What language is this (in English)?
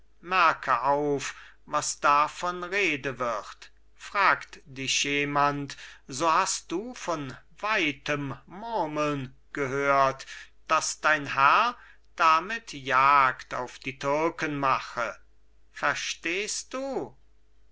German